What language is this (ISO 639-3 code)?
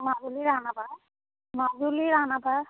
asm